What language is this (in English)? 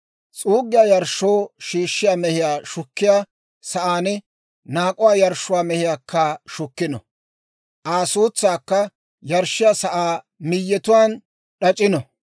Dawro